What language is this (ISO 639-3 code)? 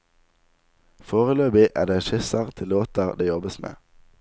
nor